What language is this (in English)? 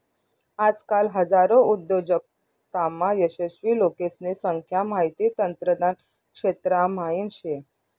Marathi